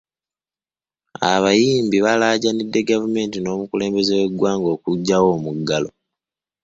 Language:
Ganda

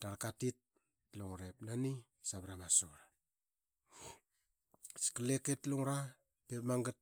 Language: Qaqet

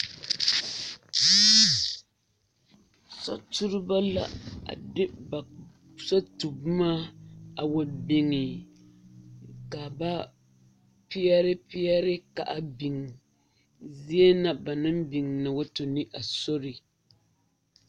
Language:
Southern Dagaare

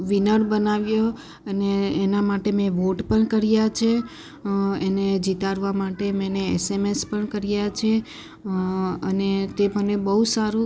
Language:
Gujarati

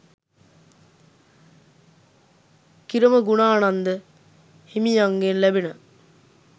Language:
Sinhala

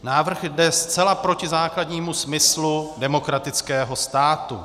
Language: Czech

